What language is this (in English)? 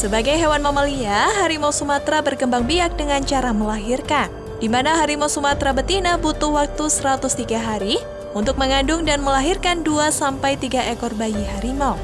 Indonesian